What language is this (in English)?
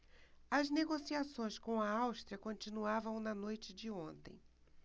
Portuguese